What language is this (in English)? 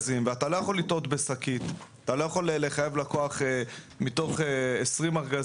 Hebrew